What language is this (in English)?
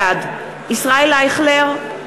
Hebrew